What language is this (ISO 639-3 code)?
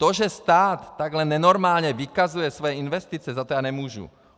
ces